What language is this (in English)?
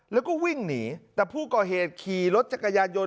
Thai